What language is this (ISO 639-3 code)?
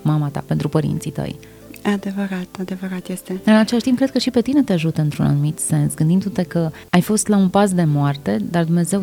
ron